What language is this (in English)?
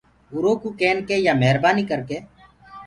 Gurgula